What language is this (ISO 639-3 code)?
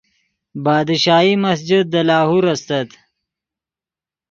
ydg